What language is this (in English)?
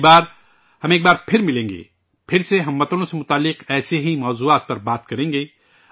Urdu